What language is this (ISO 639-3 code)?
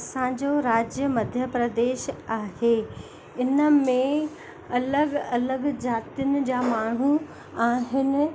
snd